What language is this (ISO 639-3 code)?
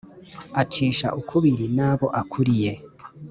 kin